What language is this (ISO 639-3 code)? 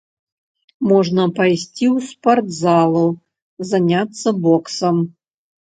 bel